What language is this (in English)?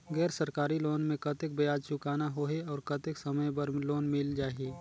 Chhattisgarhi